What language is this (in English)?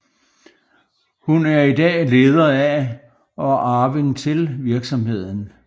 Danish